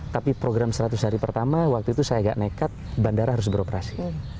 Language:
Indonesian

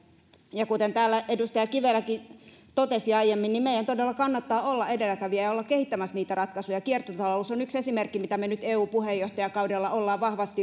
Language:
Finnish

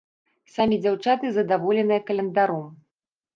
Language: Belarusian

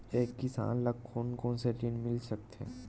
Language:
Chhattisgarhi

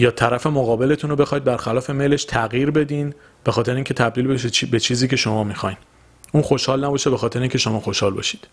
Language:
Persian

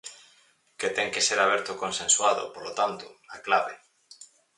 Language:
Galician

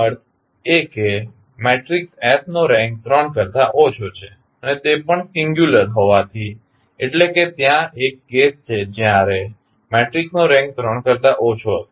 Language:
Gujarati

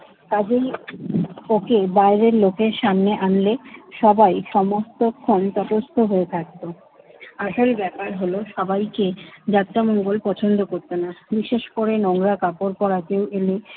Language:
Bangla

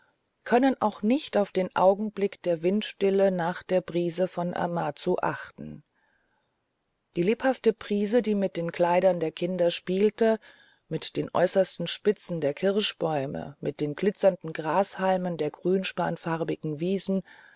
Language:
German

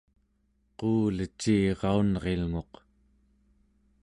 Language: Central Yupik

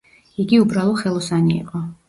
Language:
Georgian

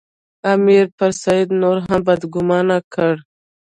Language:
Pashto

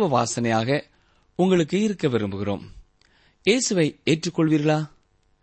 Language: Tamil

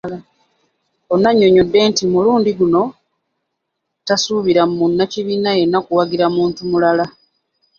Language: Ganda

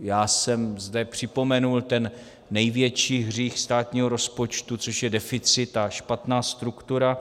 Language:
Czech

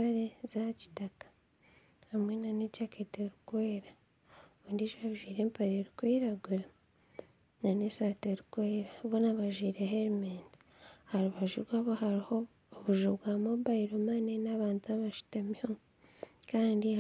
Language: Nyankole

